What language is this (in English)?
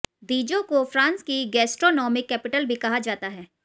Hindi